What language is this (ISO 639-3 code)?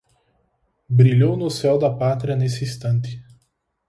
por